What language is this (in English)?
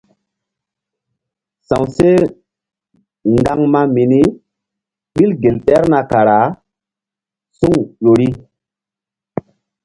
Mbum